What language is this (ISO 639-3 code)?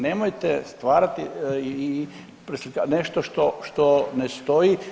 hrv